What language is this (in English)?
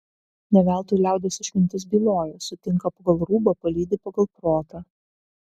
Lithuanian